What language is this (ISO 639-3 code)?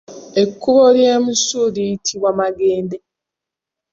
lug